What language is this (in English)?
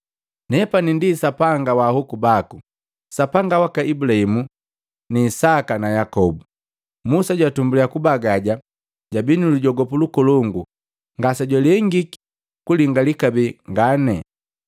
Matengo